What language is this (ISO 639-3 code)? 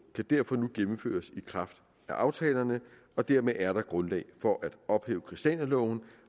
dan